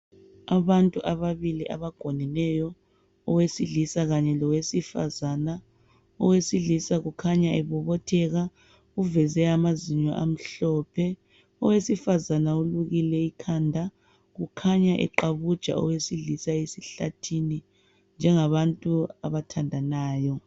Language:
North Ndebele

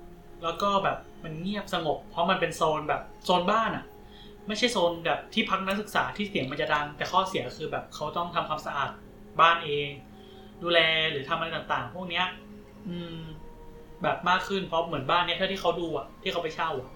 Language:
Thai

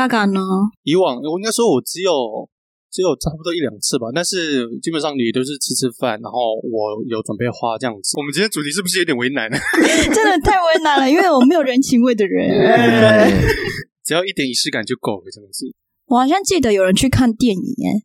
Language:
Chinese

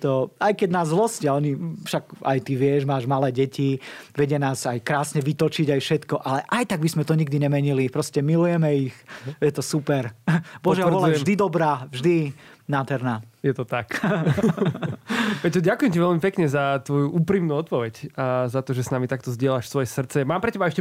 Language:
Slovak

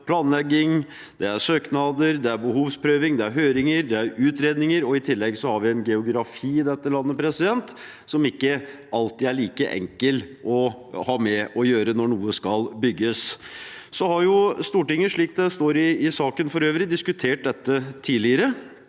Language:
Norwegian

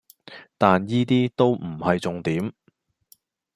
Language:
Cantonese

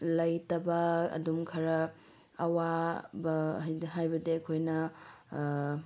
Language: Manipuri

